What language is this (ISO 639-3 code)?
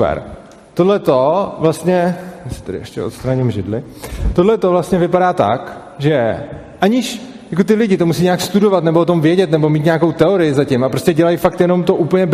ces